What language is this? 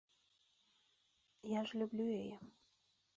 Belarusian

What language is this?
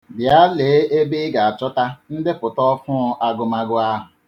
Igbo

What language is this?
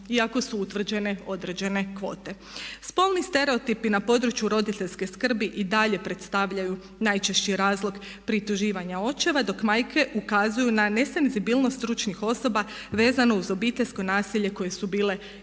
Croatian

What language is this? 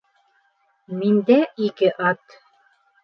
Bashkir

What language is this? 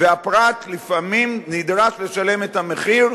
Hebrew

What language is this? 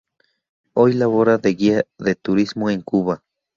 Spanish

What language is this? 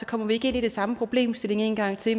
Danish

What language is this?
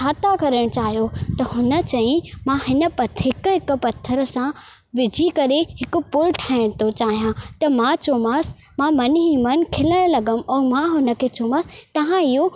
Sindhi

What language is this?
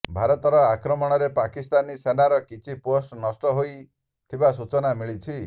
Odia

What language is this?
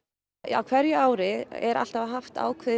Icelandic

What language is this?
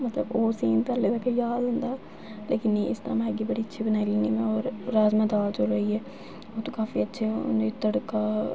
Dogri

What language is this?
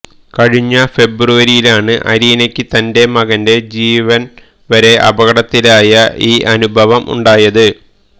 Malayalam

